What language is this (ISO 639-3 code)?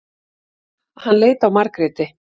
isl